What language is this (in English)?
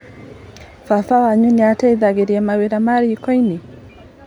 Kikuyu